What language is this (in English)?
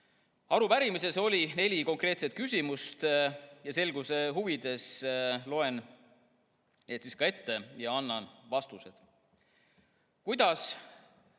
Estonian